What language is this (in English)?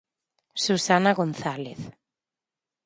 Galician